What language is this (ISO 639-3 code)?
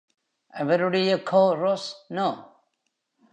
tam